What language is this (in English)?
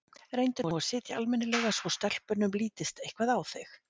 Icelandic